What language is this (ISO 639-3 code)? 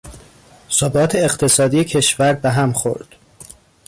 fas